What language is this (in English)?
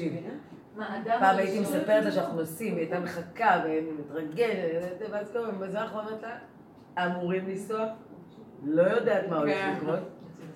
Hebrew